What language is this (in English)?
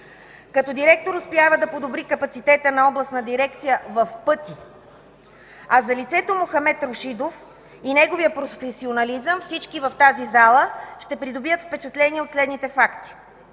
Bulgarian